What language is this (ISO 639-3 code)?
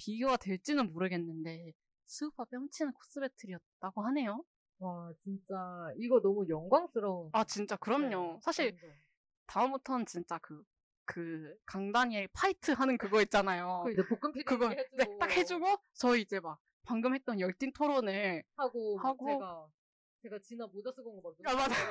kor